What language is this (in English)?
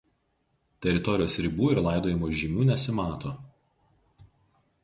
Lithuanian